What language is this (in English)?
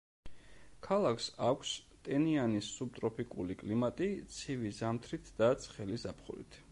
Georgian